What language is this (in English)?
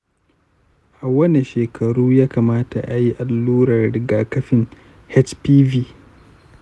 Hausa